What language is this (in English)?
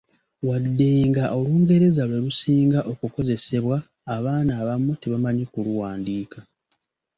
Ganda